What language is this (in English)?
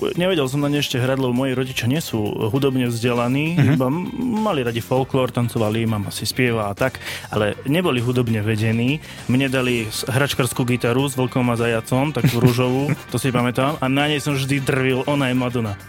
Slovak